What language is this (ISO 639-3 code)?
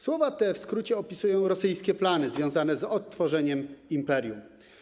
pol